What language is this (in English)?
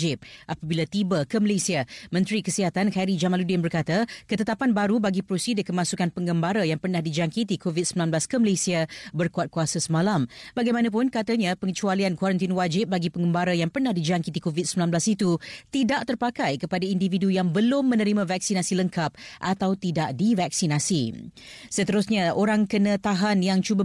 Malay